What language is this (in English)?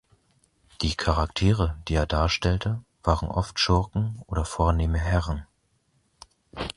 German